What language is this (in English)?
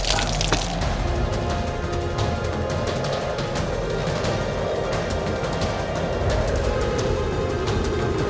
Indonesian